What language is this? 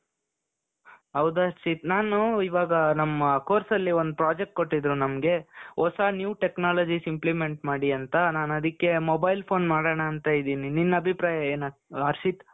Kannada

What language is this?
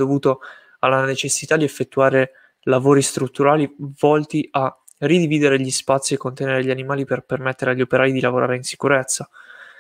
Italian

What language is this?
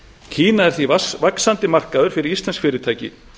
Icelandic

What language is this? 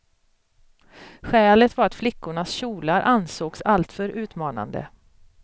Swedish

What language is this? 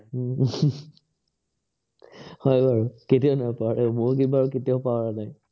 Assamese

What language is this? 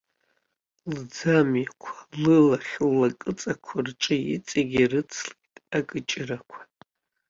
Abkhazian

